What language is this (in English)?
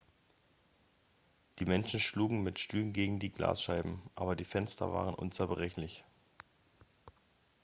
German